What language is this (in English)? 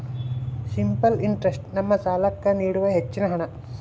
Kannada